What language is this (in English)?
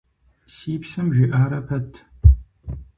Kabardian